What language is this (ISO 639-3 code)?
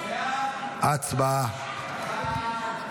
heb